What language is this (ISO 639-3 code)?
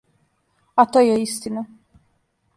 srp